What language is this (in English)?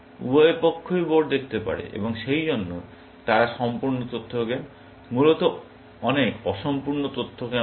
Bangla